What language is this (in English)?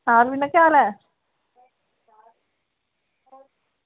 Dogri